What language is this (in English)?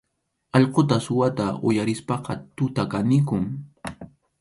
Arequipa-La Unión Quechua